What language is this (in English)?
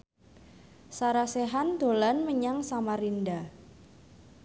Javanese